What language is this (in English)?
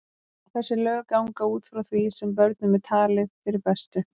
Icelandic